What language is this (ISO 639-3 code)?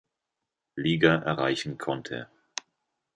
deu